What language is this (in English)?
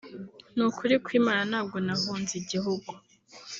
Kinyarwanda